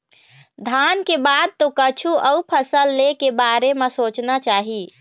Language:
Chhattisgarhi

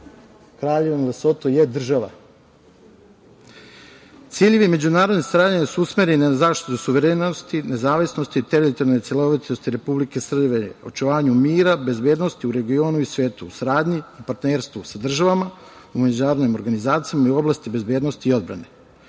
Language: Serbian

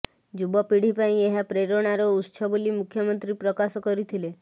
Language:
Odia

